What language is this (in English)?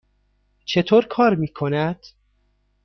Persian